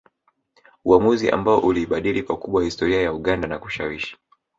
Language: Swahili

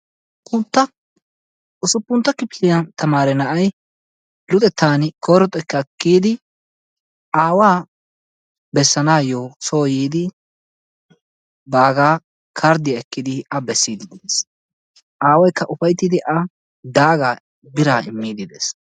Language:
Wolaytta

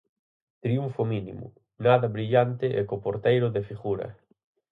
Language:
Galician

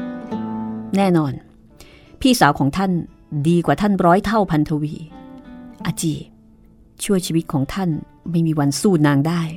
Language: Thai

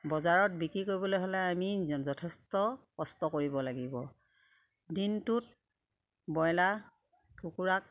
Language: Assamese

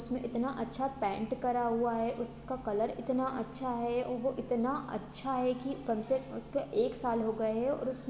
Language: Hindi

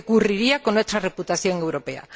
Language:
Spanish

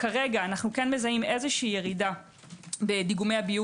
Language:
Hebrew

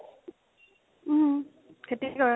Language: Assamese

